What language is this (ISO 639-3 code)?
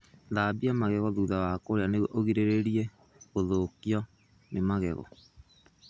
kik